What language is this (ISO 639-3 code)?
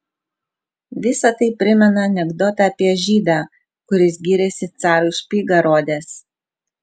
lit